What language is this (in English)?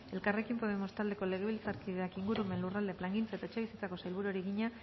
Basque